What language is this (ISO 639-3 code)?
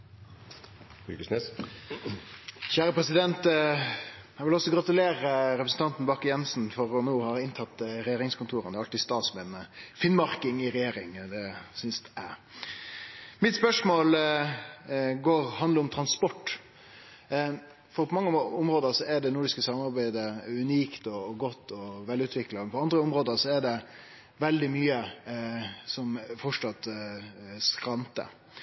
nno